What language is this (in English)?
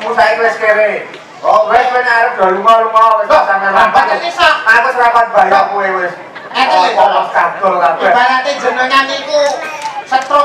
Thai